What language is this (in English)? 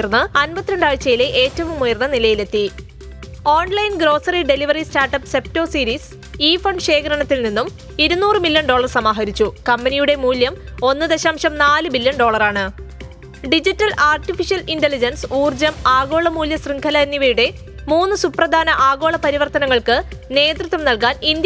Malayalam